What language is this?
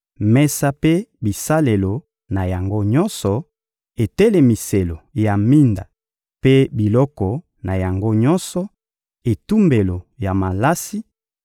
Lingala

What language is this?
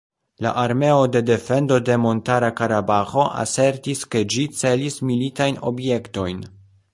Esperanto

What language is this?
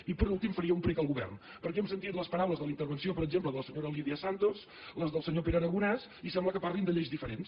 Catalan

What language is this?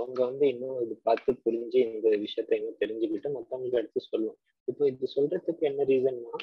Tamil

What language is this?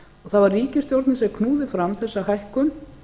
Icelandic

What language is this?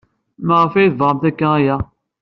Kabyle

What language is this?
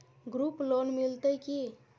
Maithili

